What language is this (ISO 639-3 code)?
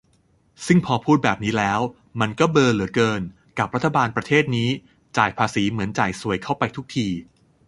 tha